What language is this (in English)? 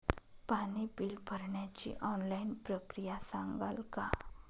Marathi